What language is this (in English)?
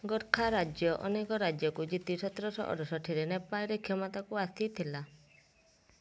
Odia